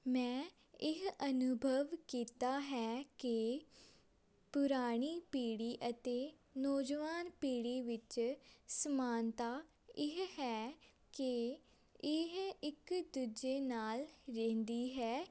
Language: Punjabi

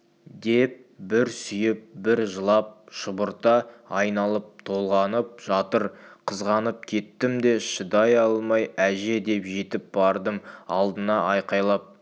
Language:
Kazakh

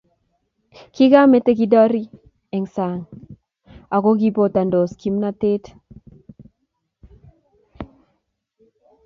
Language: Kalenjin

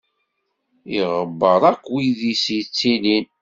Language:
Kabyle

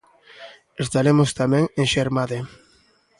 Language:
Galician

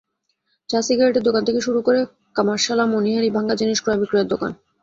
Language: Bangla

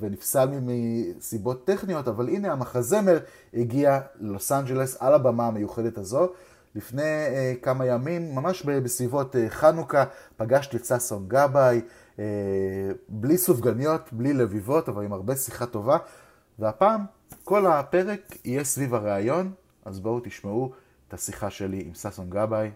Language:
Hebrew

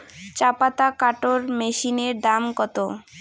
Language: Bangla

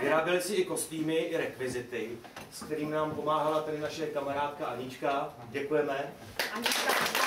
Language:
Czech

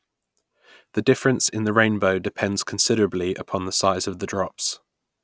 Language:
English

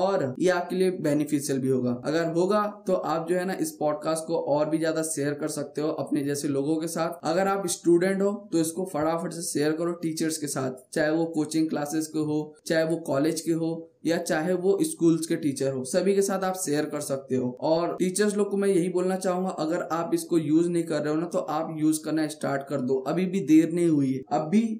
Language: Hindi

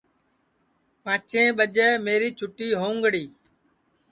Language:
Sansi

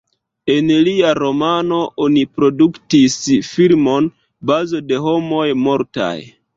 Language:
Esperanto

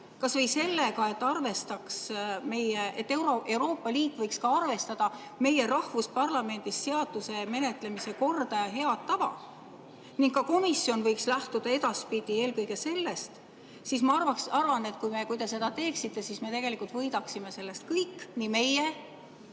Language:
Estonian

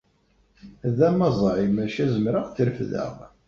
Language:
Kabyle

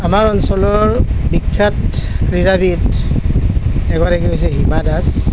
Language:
Assamese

